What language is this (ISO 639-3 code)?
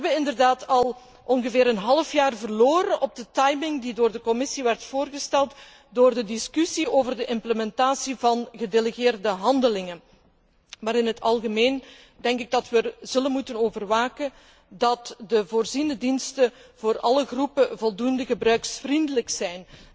nld